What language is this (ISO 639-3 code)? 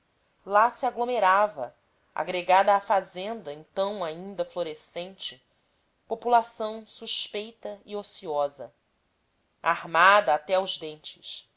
por